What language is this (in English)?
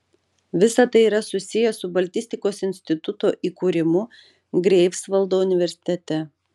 Lithuanian